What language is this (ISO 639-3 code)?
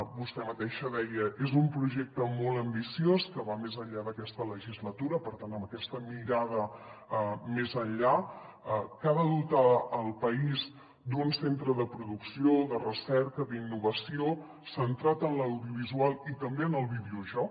cat